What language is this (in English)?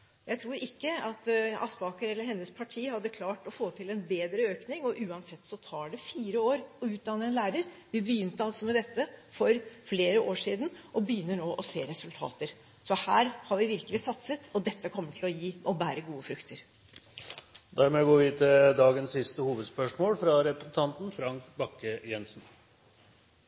Norwegian Bokmål